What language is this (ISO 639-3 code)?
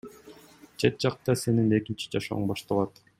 kir